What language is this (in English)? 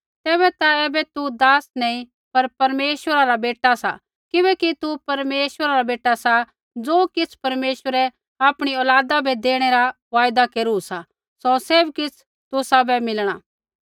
Kullu Pahari